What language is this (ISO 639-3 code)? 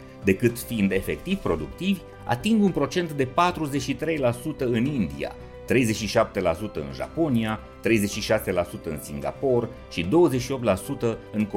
ron